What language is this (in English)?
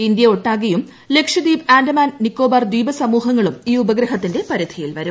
Malayalam